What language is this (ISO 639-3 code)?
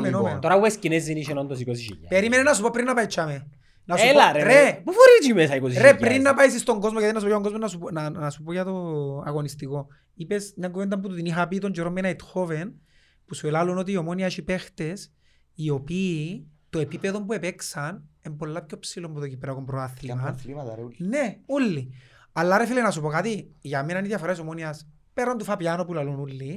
ell